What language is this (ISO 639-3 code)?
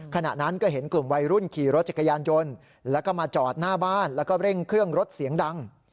tha